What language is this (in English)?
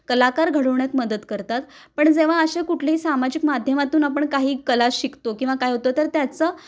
Marathi